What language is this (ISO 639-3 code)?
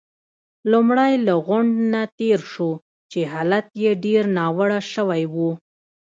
pus